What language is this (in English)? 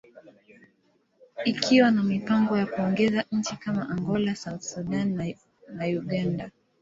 Swahili